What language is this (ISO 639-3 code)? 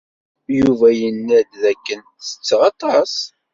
kab